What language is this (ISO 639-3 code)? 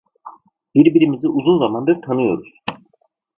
tur